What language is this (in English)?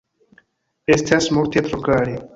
Esperanto